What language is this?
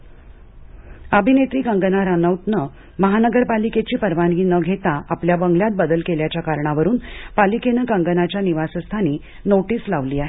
Marathi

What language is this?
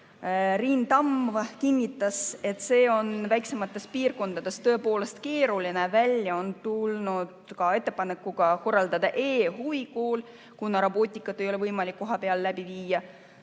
Estonian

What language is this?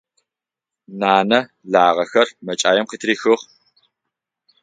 Adyghe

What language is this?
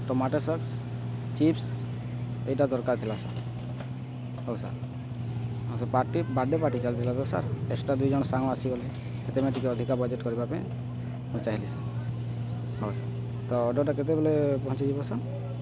Odia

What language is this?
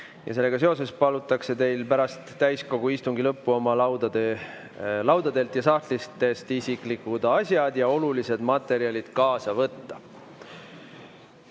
Estonian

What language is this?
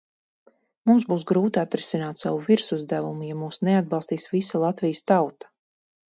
Latvian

